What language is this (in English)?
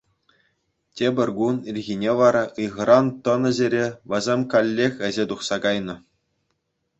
Chuvash